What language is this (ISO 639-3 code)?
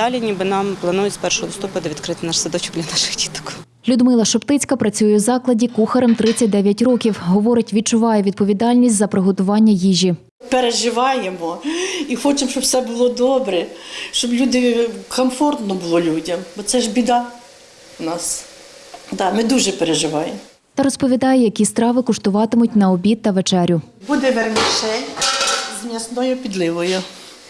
ukr